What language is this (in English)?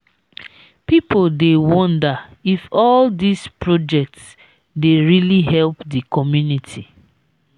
Nigerian Pidgin